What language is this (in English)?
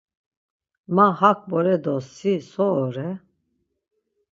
Laz